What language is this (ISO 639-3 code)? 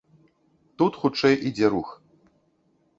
bel